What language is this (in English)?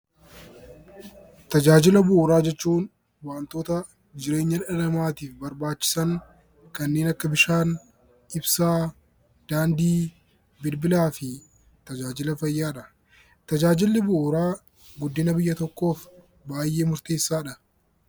Oromo